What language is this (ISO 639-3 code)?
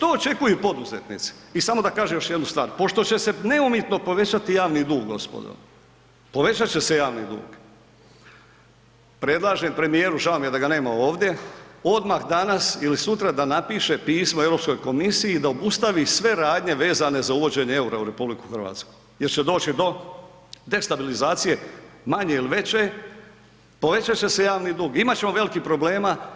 hrv